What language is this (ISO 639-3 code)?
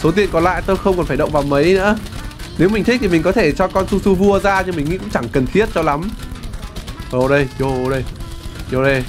vie